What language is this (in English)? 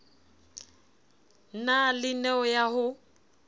Southern Sotho